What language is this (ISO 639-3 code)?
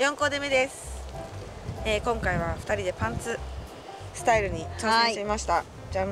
jpn